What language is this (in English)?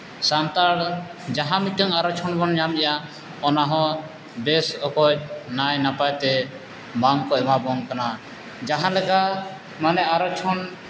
Santali